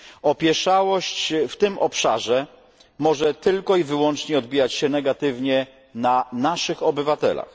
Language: Polish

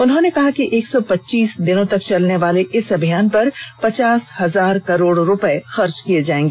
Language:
Hindi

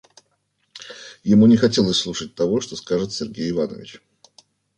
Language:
Russian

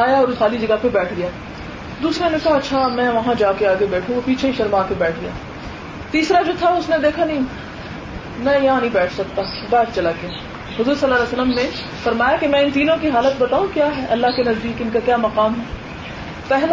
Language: Urdu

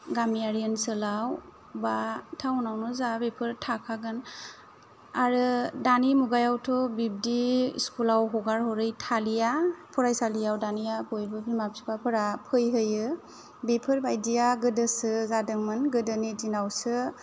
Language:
Bodo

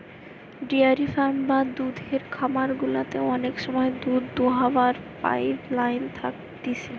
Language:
Bangla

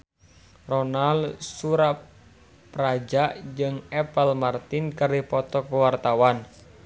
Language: Sundanese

